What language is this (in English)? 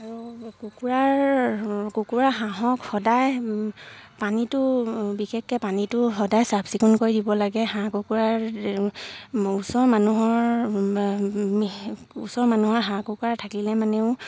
Assamese